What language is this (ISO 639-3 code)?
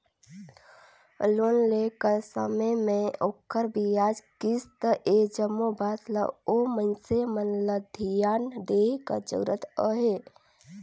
hne